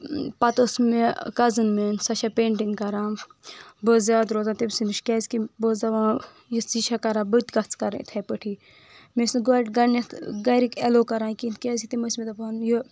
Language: Kashmiri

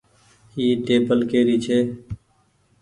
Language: Goaria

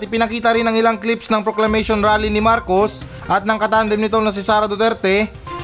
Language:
Filipino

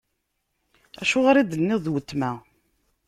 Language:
Kabyle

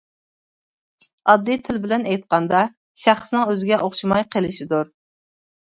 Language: Uyghur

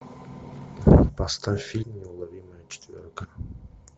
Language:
Russian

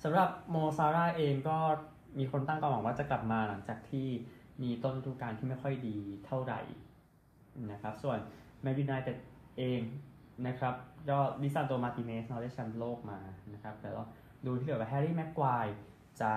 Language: Thai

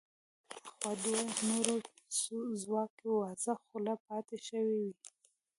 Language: Pashto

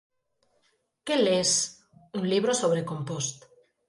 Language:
Galician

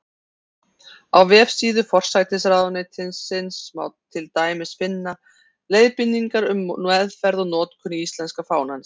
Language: Icelandic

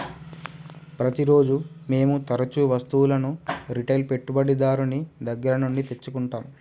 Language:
Telugu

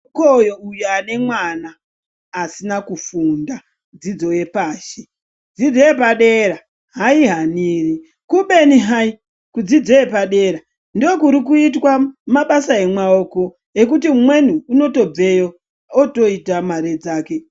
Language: Ndau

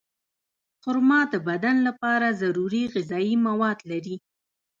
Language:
Pashto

